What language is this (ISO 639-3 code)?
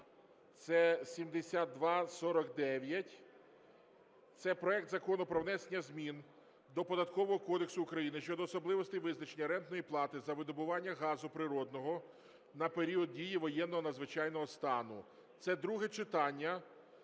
ukr